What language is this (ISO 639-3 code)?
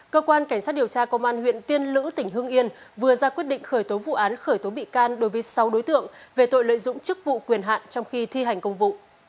vie